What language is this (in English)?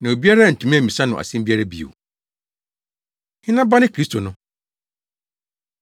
Akan